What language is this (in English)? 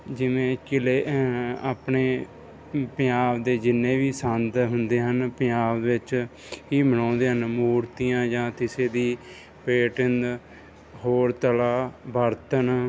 Punjabi